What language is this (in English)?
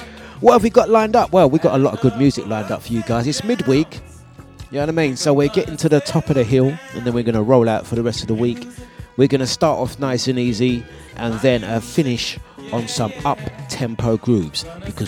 English